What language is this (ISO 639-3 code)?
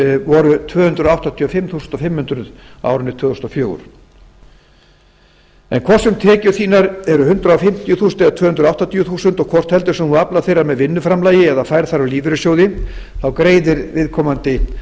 isl